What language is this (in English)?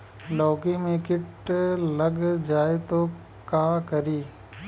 Bhojpuri